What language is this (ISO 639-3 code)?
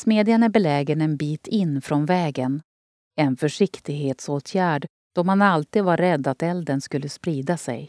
swe